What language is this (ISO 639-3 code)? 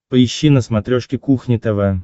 rus